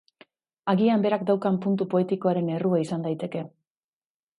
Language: Basque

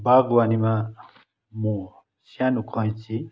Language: Nepali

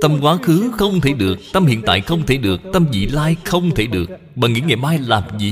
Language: Vietnamese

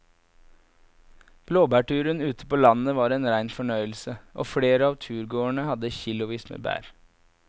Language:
Norwegian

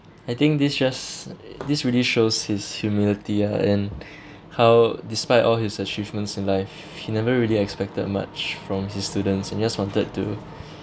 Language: English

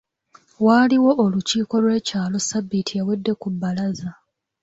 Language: Ganda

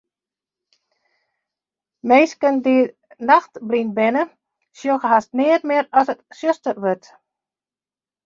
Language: Western Frisian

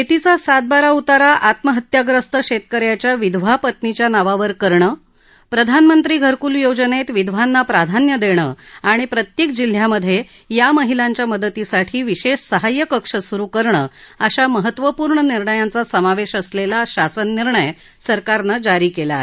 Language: Marathi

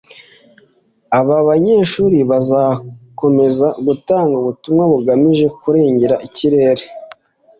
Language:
Kinyarwanda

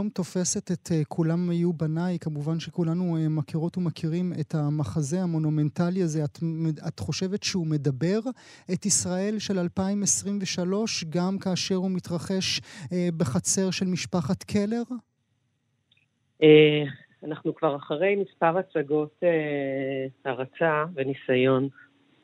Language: Hebrew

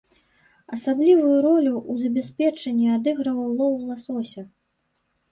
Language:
Belarusian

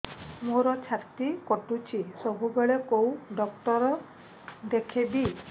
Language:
Odia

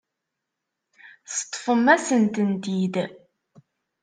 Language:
Kabyle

